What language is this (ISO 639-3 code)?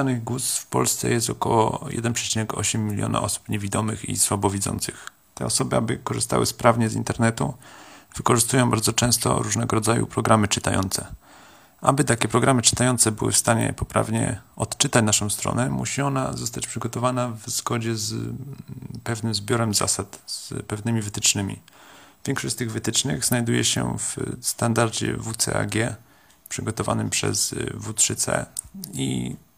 pol